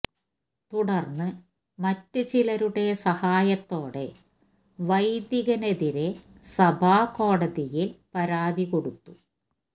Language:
Malayalam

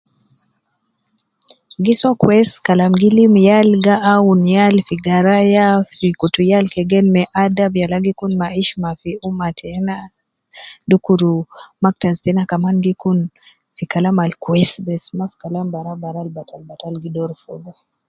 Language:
Nubi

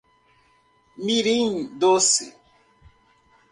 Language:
Portuguese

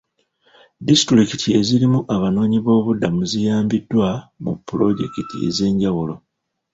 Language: Ganda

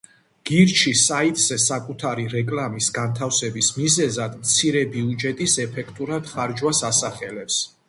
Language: Georgian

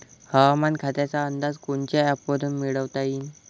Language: Marathi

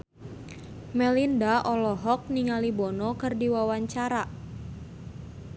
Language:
Sundanese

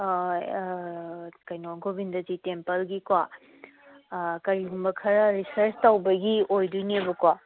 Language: Manipuri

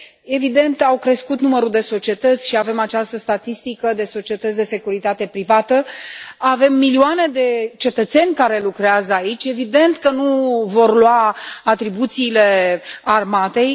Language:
Romanian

